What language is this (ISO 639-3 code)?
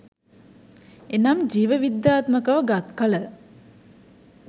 sin